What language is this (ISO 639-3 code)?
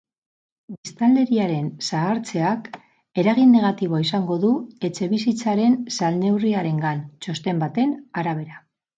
eus